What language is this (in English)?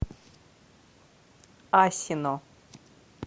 Russian